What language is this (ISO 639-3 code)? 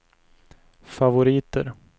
swe